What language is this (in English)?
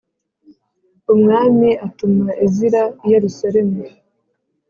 Kinyarwanda